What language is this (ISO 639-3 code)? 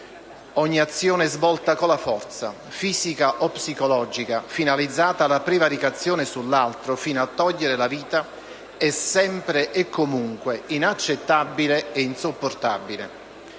ita